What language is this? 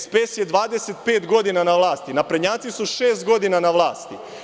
Serbian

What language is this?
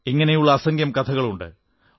Malayalam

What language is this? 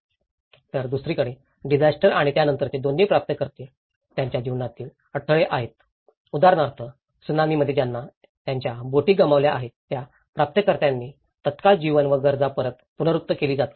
Marathi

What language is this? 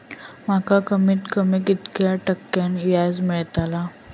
Marathi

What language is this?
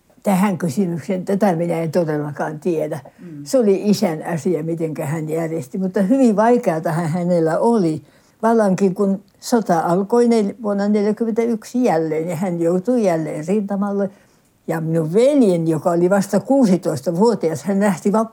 Finnish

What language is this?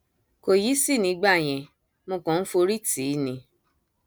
Yoruba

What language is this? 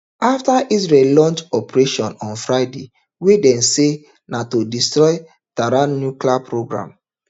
Nigerian Pidgin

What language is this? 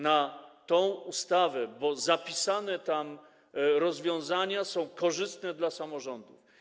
Polish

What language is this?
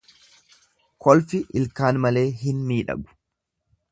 Oromo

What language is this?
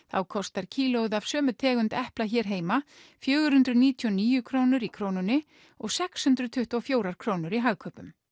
Icelandic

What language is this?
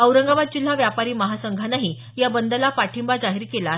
Marathi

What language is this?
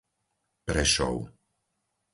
Slovak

